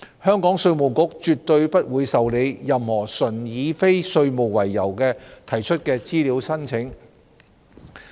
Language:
Cantonese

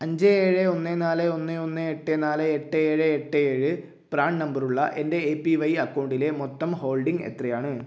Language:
Malayalam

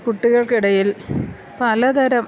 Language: Malayalam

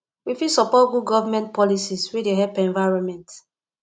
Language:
Nigerian Pidgin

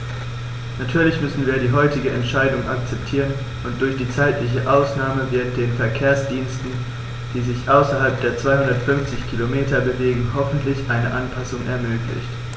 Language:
German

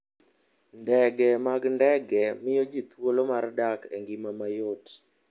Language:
Luo (Kenya and Tanzania)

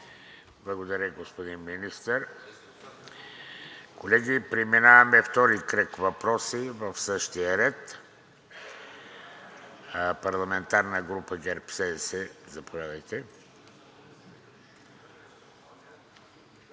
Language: Bulgarian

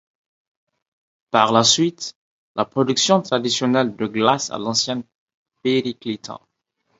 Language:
French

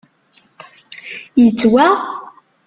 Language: Kabyle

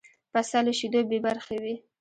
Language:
Pashto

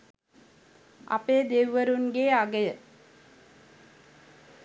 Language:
Sinhala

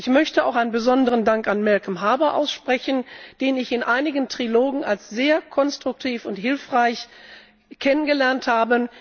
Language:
German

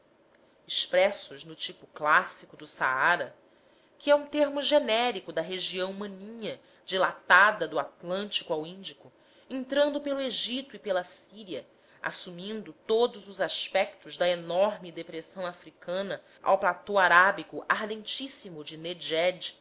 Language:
Portuguese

